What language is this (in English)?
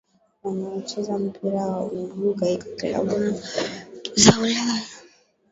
Swahili